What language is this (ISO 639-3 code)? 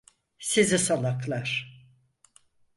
tur